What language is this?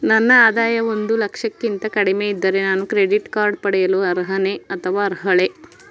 Kannada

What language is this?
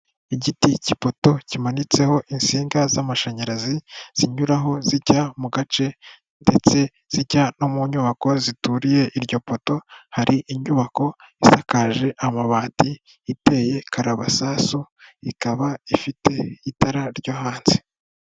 Kinyarwanda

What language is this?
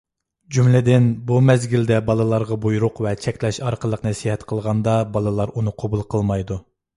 Uyghur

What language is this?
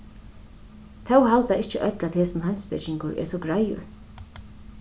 Faroese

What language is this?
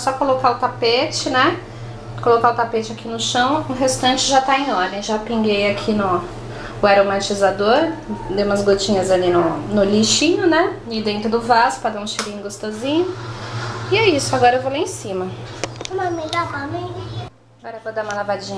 Portuguese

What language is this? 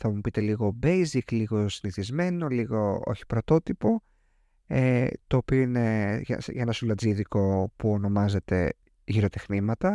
Greek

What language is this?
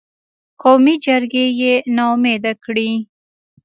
Pashto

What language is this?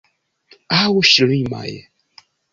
Esperanto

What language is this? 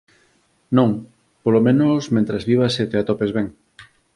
Galician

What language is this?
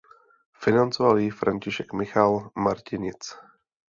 Czech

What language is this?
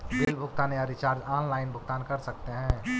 Magahi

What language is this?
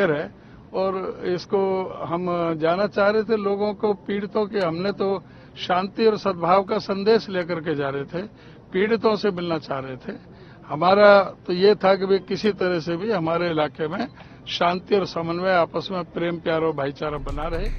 Hindi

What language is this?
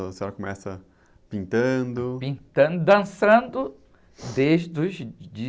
Portuguese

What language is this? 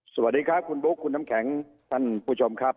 Thai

